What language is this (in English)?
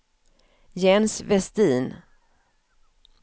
Swedish